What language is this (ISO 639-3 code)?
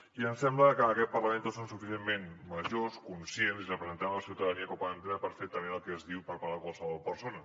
cat